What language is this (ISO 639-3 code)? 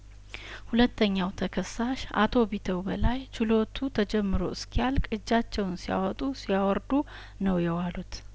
amh